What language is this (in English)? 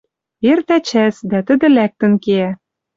Western Mari